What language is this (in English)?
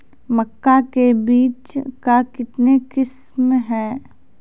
Maithili